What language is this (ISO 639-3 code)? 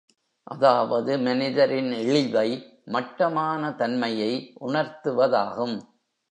tam